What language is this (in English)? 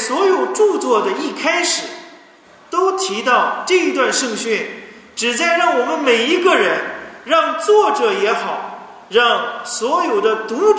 Chinese